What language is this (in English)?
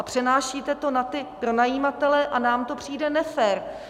Czech